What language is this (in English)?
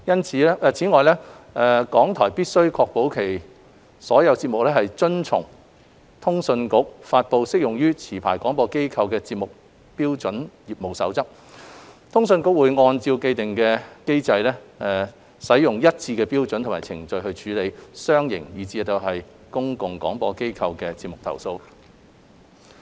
Cantonese